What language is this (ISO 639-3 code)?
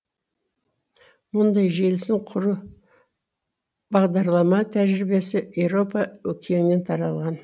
kaz